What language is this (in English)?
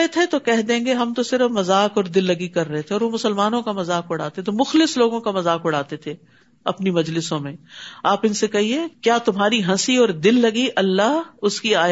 Urdu